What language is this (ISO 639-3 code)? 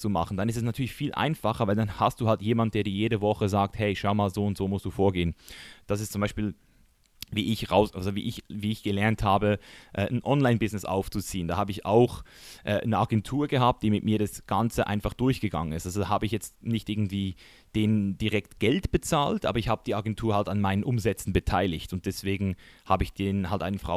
deu